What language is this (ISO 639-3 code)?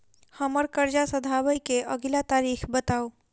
mai